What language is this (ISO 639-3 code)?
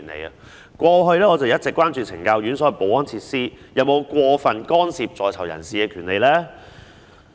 yue